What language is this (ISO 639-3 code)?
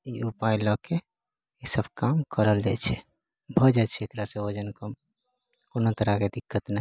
mai